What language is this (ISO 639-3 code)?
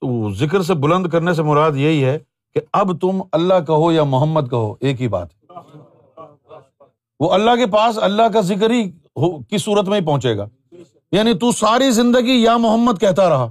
urd